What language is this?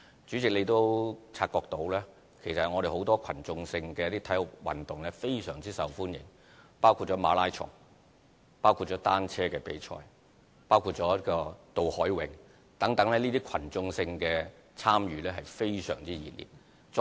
Cantonese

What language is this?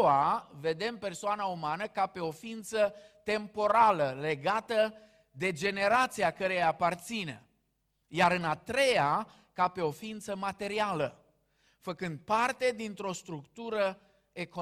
Romanian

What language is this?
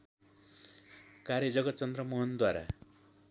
Nepali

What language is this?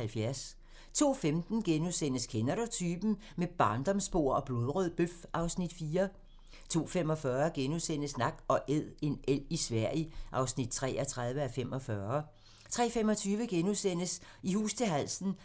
Danish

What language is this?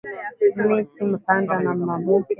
Swahili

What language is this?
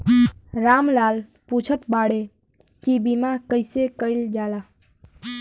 Bhojpuri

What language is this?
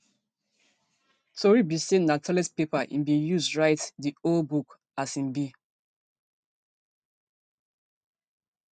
Nigerian Pidgin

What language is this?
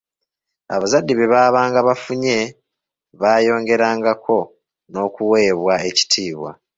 Ganda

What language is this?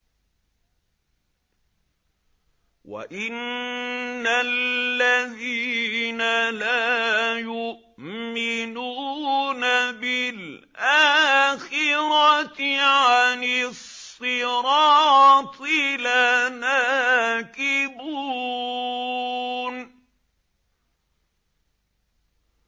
Arabic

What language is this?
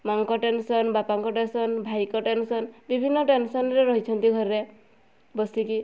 Odia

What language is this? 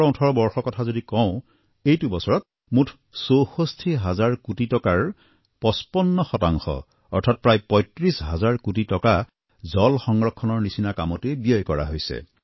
Assamese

